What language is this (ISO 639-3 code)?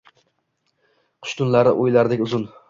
uzb